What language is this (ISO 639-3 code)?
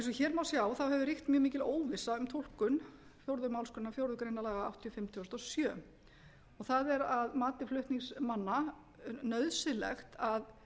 isl